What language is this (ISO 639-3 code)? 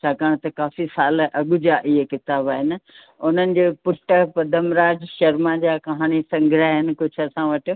snd